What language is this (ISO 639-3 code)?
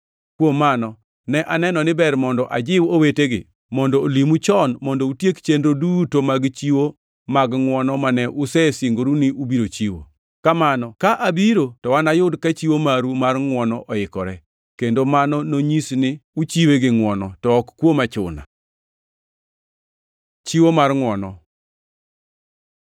luo